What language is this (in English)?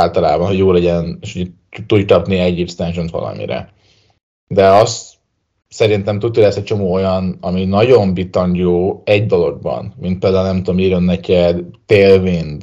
Hungarian